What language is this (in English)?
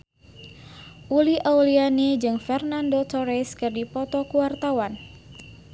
Sundanese